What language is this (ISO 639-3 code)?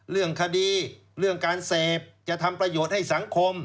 tha